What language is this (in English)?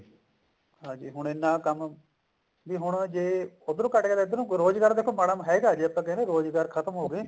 Punjabi